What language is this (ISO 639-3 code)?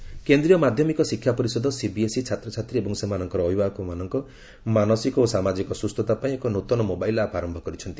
ori